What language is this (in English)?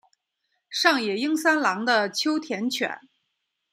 Chinese